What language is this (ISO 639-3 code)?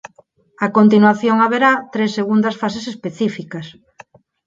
glg